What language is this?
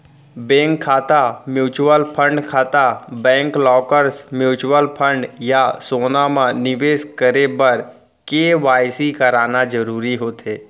Chhattisgarhi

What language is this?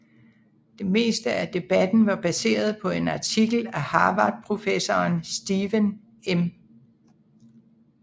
Danish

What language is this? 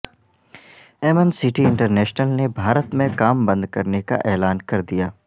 Urdu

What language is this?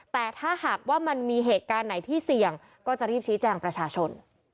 Thai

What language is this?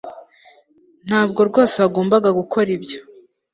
Kinyarwanda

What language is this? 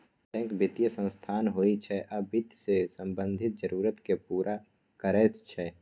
Maithili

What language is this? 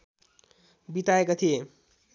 Nepali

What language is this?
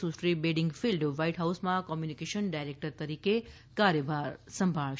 Gujarati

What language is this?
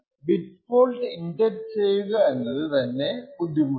Malayalam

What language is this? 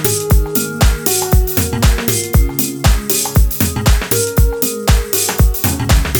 Russian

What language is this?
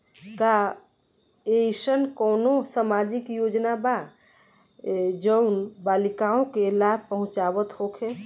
Bhojpuri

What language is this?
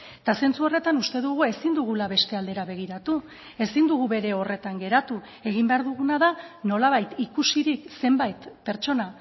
Basque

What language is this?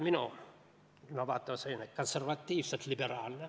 Estonian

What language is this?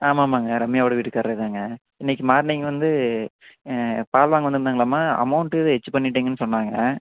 Tamil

